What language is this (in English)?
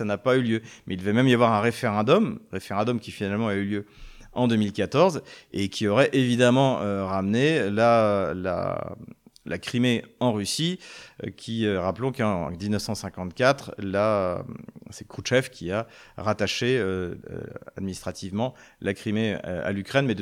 French